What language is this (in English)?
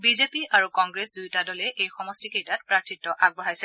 Assamese